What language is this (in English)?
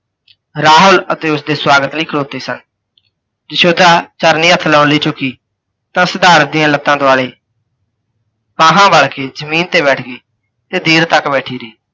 Punjabi